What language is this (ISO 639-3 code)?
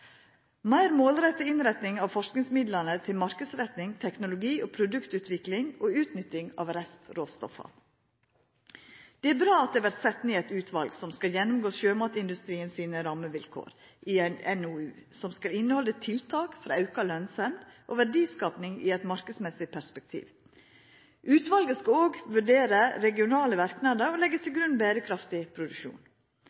nno